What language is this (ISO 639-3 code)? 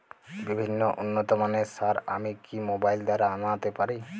ben